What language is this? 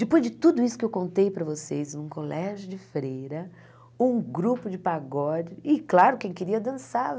Portuguese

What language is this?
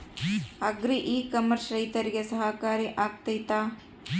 Kannada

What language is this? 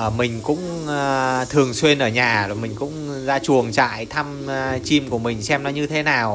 Vietnamese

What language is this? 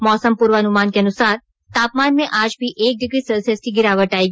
Hindi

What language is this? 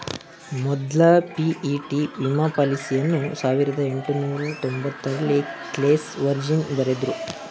Kannada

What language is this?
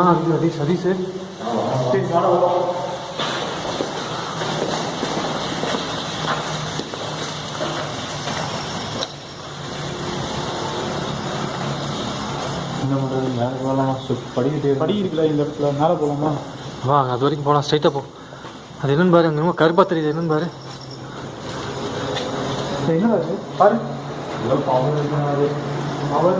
Tamil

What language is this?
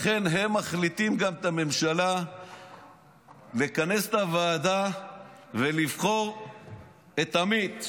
Hebrew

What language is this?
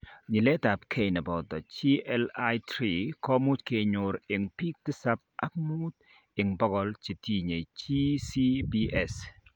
Kalenjin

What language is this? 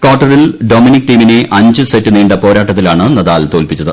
Malayalam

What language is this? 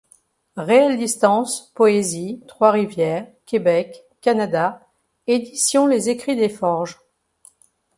French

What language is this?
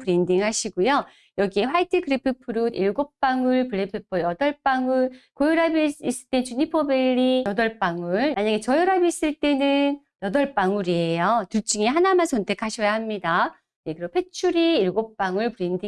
Korean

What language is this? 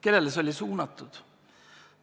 Estonian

